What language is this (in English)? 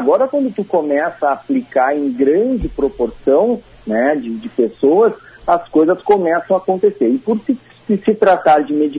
Portuguese